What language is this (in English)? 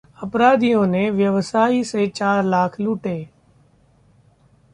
Hindi